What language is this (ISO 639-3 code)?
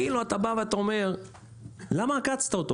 heb